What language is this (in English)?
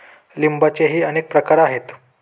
Marathi